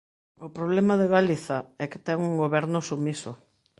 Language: Galician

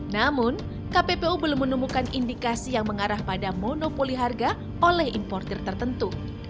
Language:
Indonesian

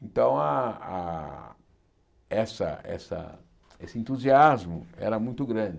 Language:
Portuguese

